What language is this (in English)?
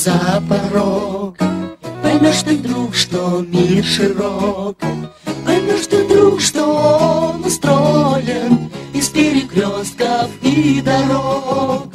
Russian